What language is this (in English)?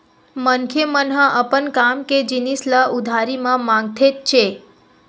Chhattisgarhi